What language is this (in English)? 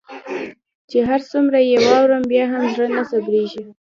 Pashto